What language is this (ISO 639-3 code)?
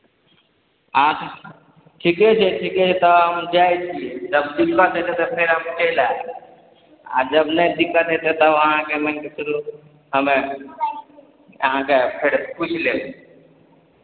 mai